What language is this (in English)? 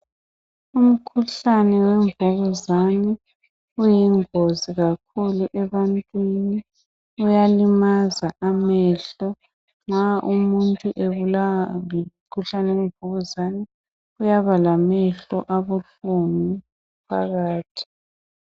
North Ndebele